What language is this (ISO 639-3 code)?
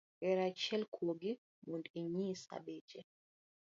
luo